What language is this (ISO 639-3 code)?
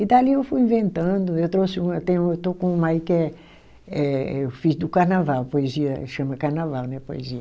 por